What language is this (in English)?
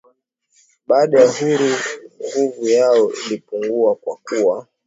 Swahili